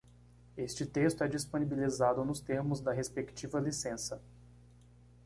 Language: Portuguese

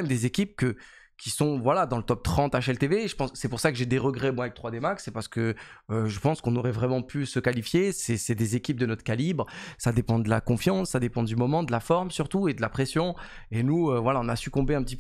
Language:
French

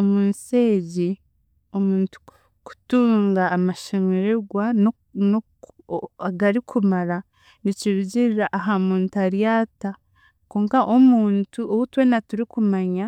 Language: Chiga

